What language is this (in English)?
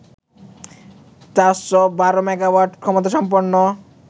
Bangla